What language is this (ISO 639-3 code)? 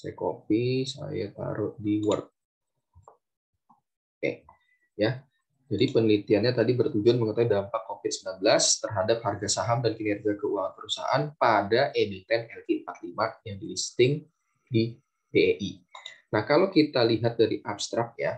ind